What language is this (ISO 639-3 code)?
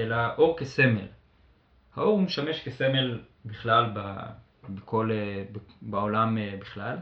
heb